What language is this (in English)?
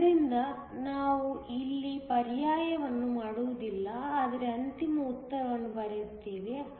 Kannada